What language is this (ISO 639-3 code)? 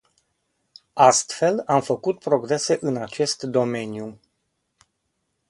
ron